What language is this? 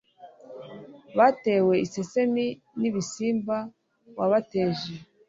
Kinyarwanda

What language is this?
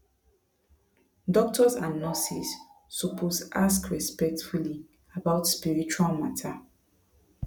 Nigerian Pidgin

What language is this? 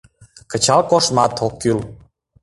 Mari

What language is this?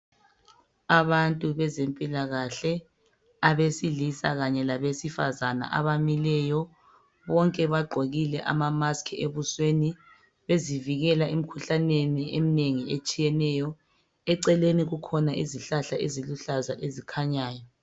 North Ndebele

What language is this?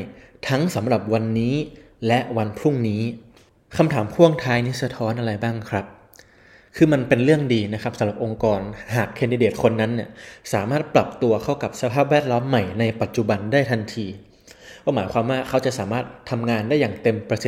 Thai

